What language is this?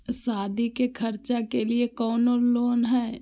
Magahi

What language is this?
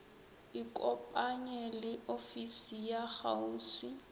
Northern Sotho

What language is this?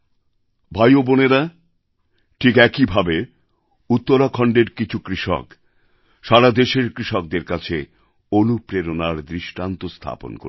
Bangla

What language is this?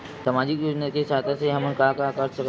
Chhattisgarhi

